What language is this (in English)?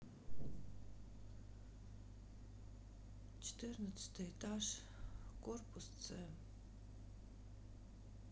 Russian